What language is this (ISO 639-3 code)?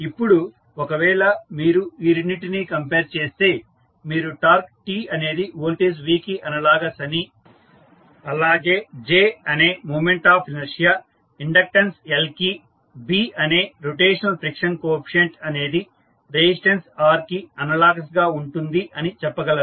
tel